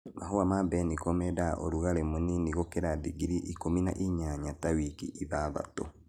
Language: Kikuyu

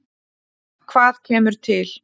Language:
Icelandic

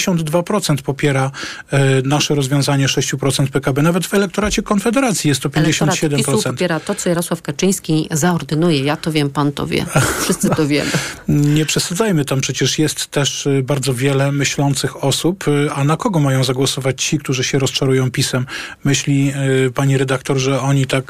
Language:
Polish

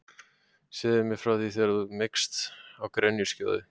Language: Icelandic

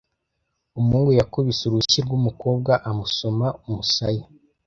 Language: Kinyarwanda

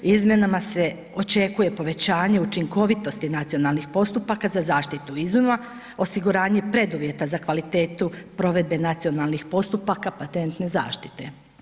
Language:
Croatian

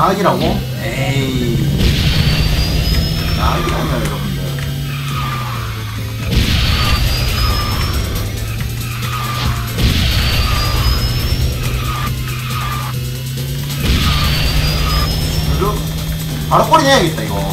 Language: Korean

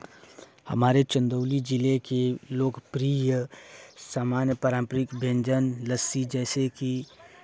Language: Hindi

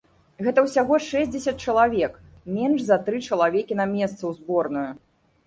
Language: Belarusian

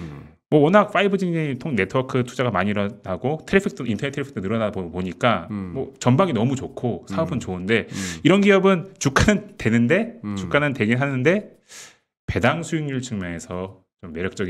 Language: Korean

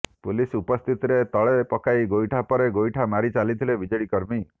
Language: Odia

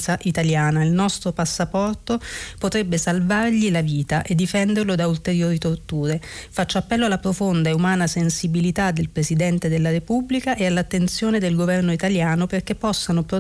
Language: Italian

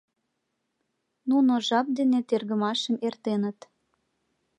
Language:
Mari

